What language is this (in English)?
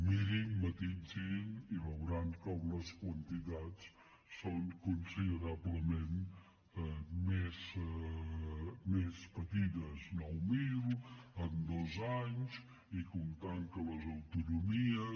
Catalan